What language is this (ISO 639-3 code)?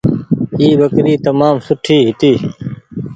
gig